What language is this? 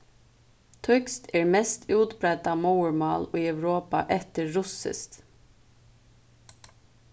Faroese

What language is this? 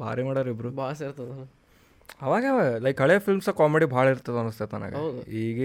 Kannada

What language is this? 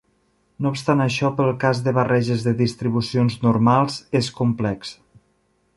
Catalan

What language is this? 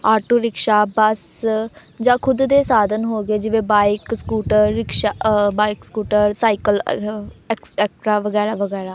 Punjabi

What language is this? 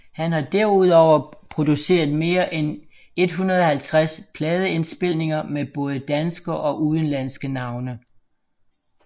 Danish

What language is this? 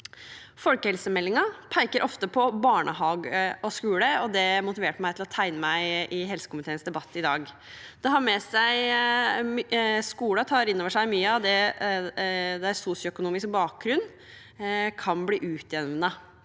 Norwegian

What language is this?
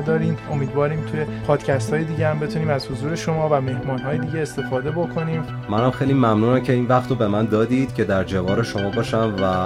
Persian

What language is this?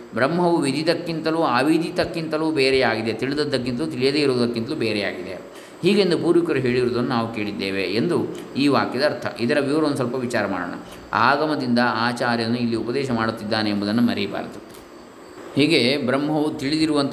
Kannada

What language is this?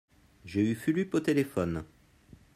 French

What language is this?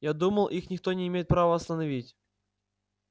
Russian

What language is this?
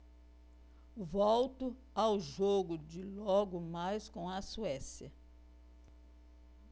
Portuguese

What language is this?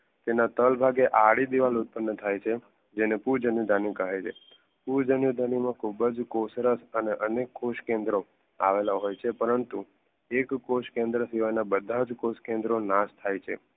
Gujarati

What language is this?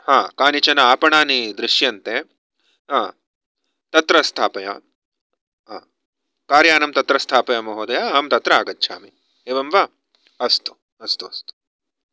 Sanskrit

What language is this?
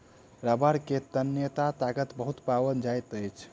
Maithili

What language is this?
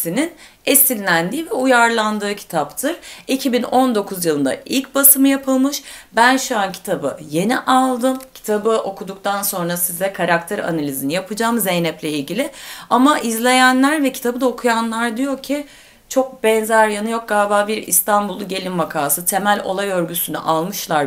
Turkish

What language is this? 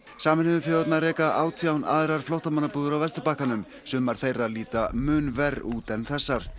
Icelandic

